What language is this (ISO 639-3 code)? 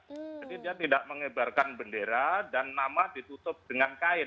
ind